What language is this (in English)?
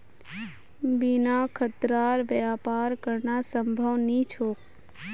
Magahi